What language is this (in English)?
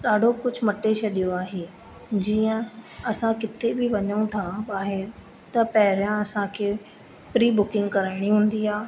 Sindhi